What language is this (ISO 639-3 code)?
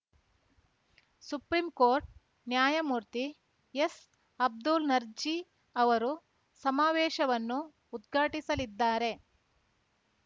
kan